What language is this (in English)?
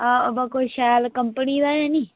Dogri